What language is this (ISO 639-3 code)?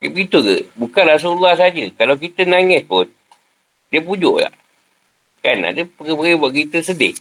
msa